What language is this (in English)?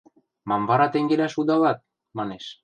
Western Mari